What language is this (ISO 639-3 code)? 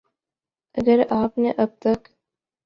urd